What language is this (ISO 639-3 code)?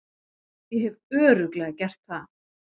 isl